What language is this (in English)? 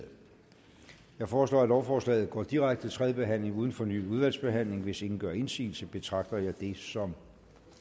Danish